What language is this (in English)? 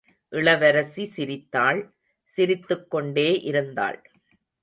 Tamil